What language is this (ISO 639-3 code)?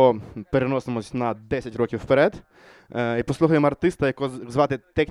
ukr